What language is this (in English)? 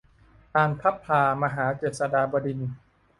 Thai